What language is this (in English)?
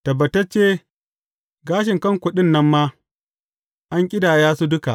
Hausa